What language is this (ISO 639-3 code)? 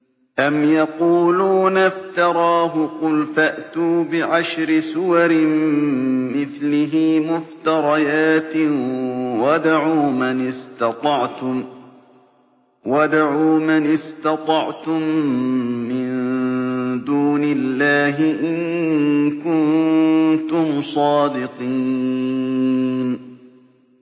ara